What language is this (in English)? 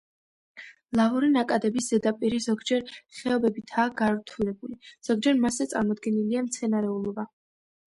Georgian